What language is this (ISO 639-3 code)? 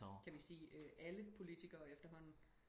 dan